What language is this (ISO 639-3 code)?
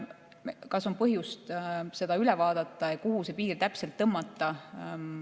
est